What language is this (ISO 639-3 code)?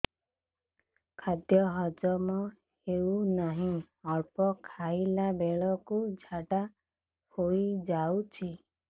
ori